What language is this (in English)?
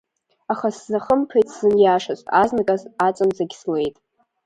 Abkhazian